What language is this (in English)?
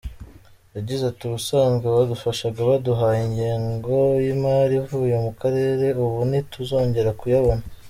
Kinyarwanda